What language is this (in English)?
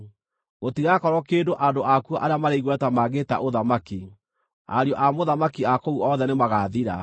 Kikuyu